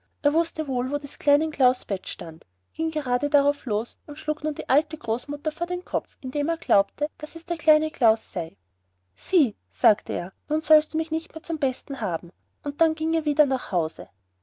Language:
German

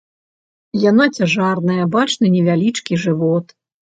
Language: Belarusian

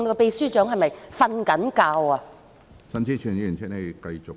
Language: Cantonese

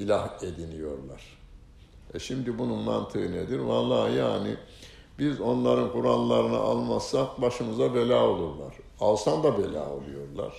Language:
Turkish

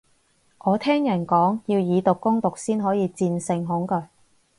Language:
Cantonese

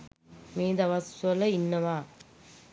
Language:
Sinhala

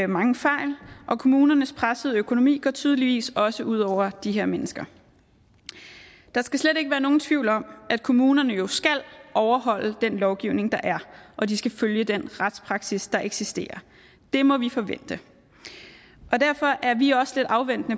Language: Danish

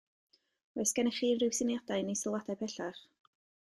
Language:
Welsh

